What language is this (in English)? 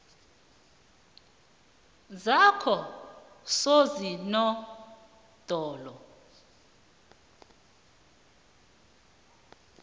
South Ndebele